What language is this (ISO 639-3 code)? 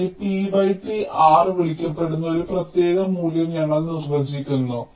mal